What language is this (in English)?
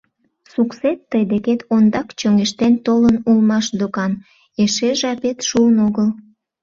Mari